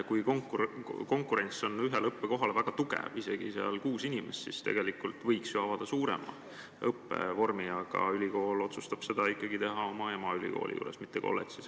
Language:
Estonian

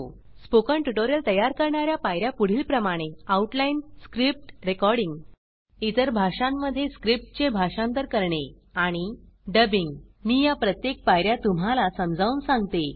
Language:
Marathi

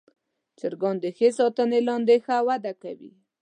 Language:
Pashto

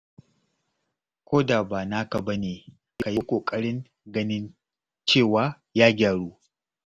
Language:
Hausa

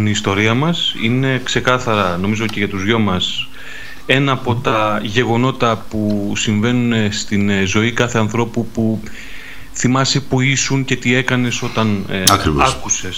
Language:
Greek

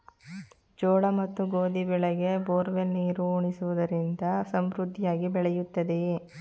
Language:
Kannada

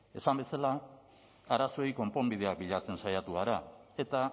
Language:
Basque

